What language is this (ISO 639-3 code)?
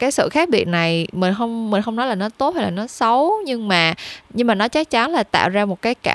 vie